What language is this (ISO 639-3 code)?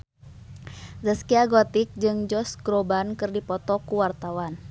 sun